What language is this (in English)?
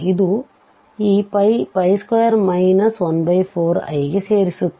Kannada